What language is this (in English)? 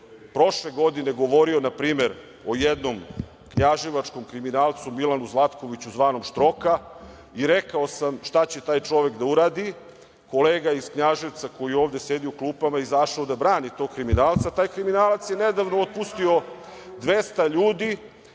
Serbian